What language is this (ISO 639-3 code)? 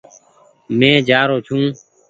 gig